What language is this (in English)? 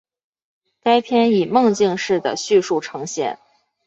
Chinese